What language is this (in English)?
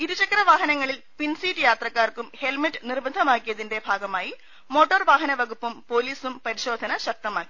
Malayalam